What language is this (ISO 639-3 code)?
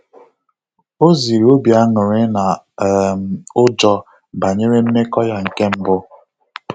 ibo